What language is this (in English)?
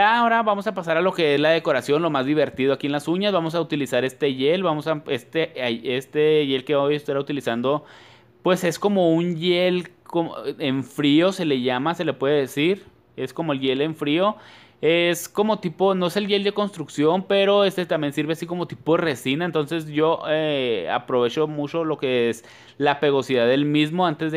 Spanish